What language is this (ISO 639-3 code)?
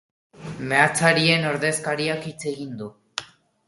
eus